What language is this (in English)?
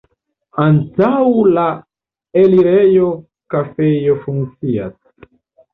Esperanto